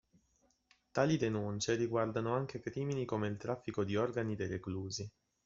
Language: Italian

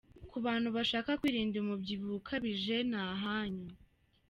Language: Kinyarwanda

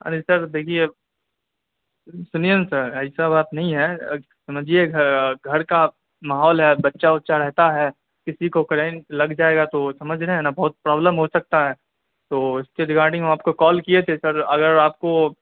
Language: Urdu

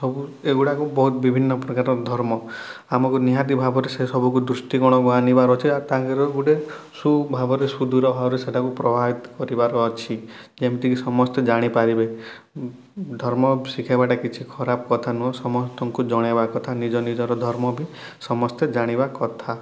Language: Odia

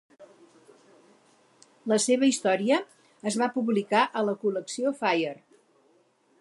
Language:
Catalan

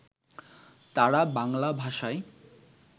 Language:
Bangla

